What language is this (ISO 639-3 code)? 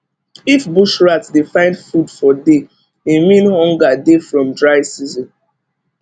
pcm